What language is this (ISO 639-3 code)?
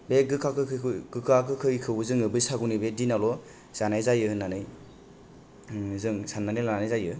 brx